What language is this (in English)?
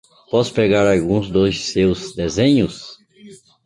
Portuguese